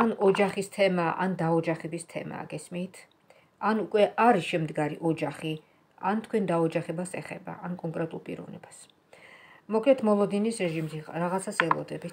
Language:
Romanian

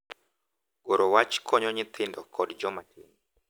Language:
Luo (Kenya and Tanzania)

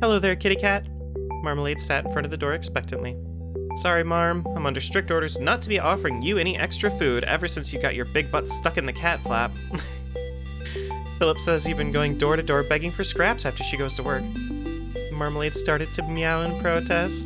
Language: English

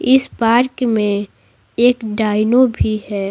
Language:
Hindi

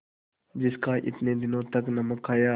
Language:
Hindi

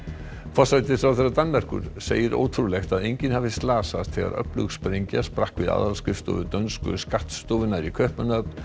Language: Icelandic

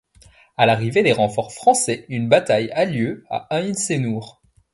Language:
French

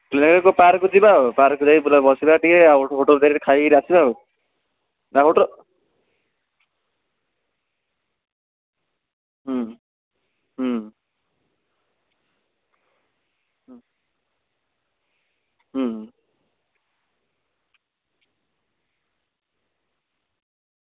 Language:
Odia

